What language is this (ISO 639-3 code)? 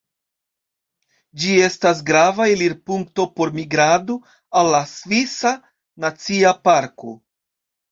epo